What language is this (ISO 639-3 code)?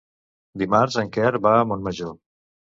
cat